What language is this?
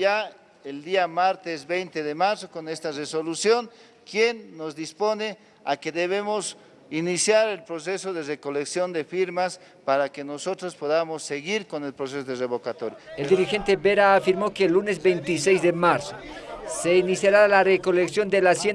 Spanish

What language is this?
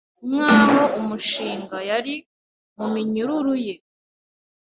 Kinyarwanda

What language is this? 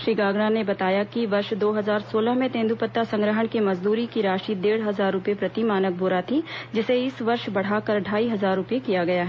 Hindi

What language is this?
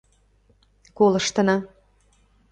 Mari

